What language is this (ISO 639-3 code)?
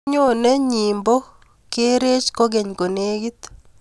kln